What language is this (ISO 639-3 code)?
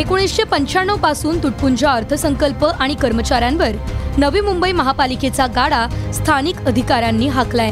mar